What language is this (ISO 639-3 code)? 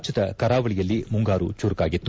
kan